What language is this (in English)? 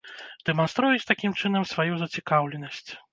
Belarusian